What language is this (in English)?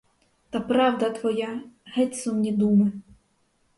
Ukrainian